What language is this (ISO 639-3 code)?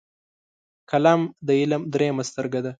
pus